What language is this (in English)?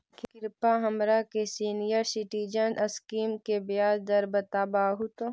Magahi